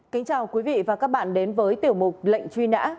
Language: Vietnamese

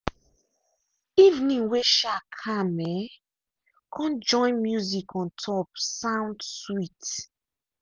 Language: Nigerian Pidgin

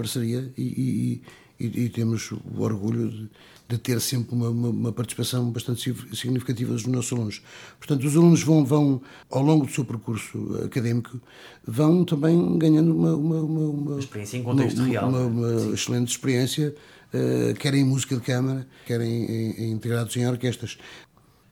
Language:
Portuguese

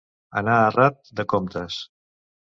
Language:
Catalan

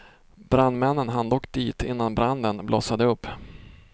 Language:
Swedish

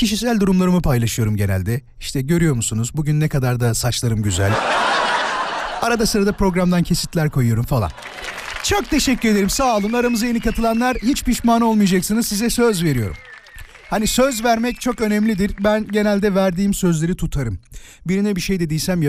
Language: Turkish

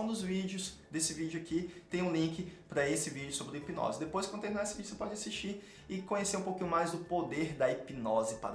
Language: Portuguese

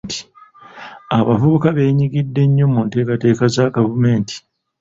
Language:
Ganda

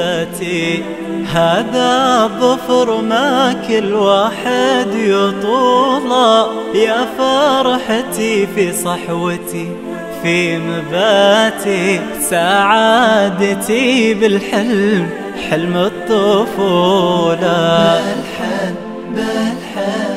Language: Arabic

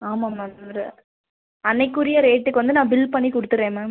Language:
Tamil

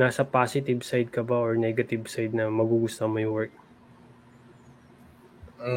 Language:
Filipino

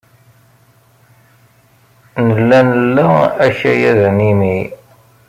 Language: Kabyle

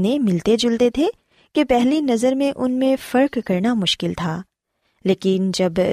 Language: Urdu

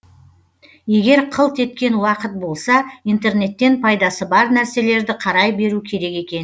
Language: Kazakh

